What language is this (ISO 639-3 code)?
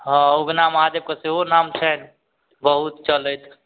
mai